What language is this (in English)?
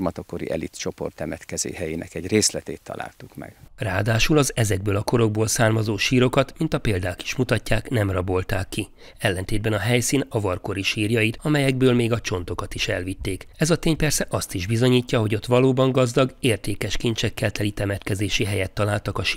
Hungarian